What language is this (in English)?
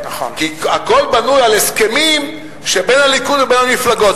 Hebrew